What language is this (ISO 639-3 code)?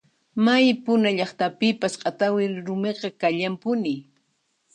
qxp